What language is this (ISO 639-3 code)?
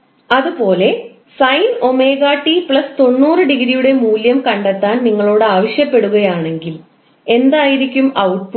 mal